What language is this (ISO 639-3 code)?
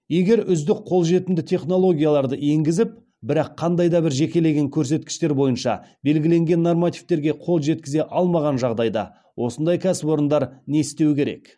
kaz